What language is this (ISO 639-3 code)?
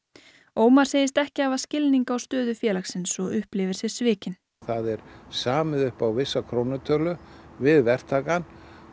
isl